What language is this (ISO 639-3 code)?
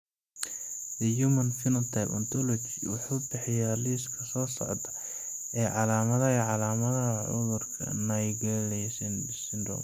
som